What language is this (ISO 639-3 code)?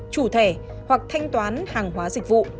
vie